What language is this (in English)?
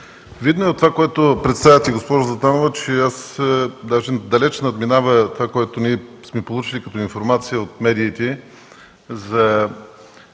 Bulgarian